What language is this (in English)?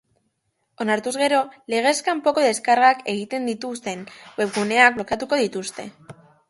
Basque